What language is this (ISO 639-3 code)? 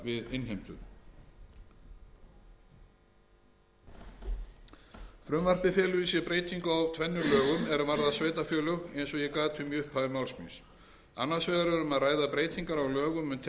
isl